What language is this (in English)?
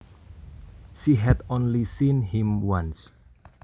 Javanese